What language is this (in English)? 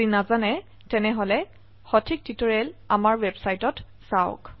Assamese